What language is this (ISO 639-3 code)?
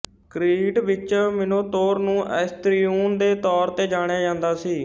pan